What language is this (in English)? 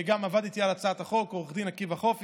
Hebrew